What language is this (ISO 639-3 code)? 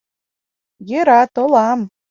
chm